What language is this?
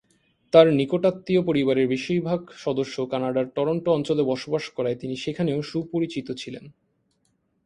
Bangla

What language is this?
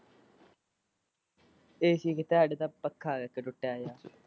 Punjabi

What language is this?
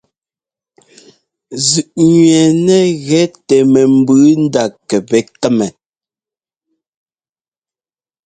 Ngomba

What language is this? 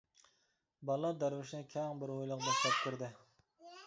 Uyghur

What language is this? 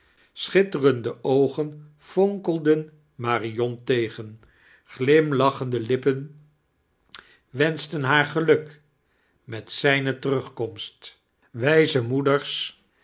Dutch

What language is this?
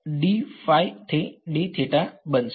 Gujarati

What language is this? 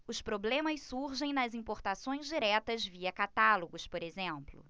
Portuguese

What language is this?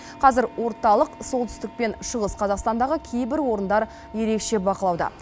Kazakh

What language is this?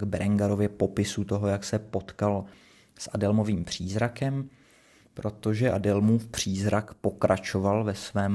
Czech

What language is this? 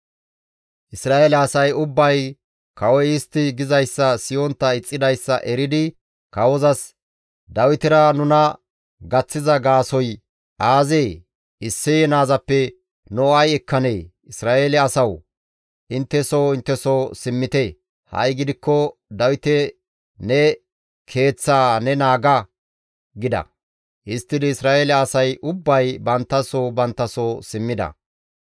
Gamo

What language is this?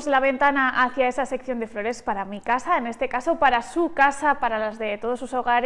Spanish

